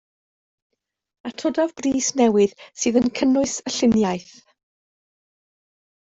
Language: Welsh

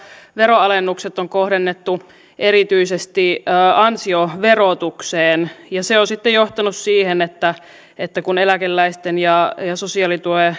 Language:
Finnish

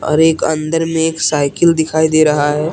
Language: Hindi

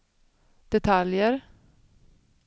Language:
Swedish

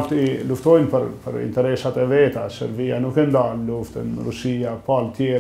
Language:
Romanian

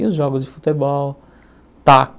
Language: Portuguese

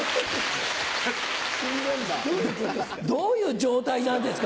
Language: Japanese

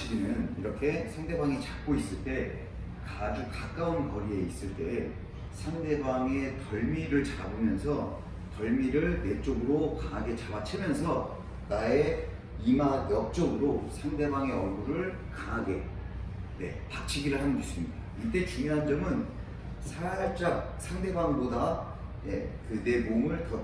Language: Korean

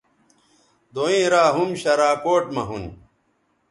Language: Bateri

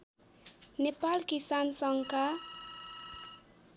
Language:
Nepali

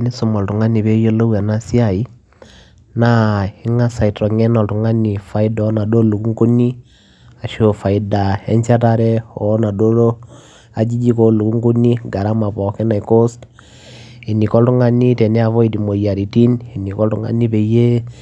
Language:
Masai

